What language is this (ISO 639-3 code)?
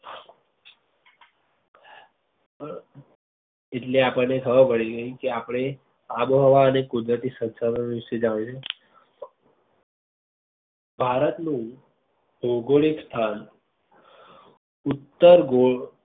guj